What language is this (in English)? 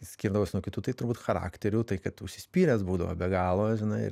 Lithuanian